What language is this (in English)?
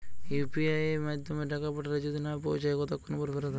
Bangla